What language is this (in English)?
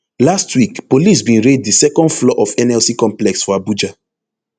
Nigerian Pidgin